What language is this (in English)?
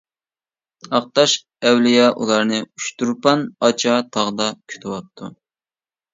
Uyghur